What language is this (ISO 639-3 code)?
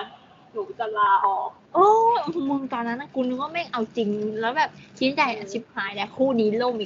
tha